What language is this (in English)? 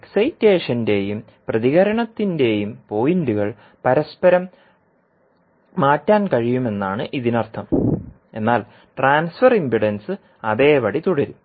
Malayalam